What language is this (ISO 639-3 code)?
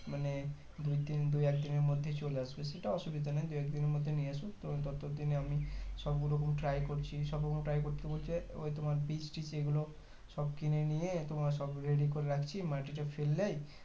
ben